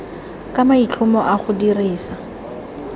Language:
Tswana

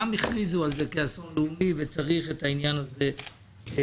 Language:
Hebrew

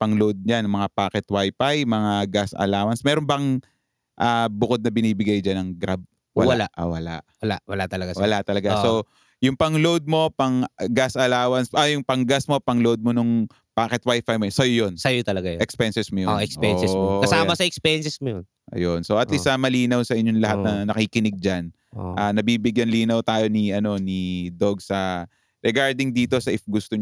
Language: Filipino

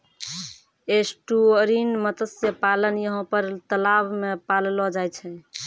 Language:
Maithili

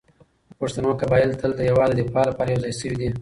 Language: Pashto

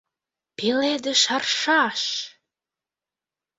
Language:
Mari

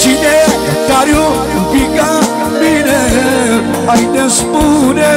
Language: Romanian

